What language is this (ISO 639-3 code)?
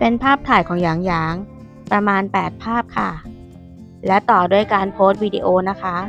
tha